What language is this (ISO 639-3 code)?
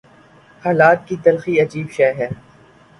urd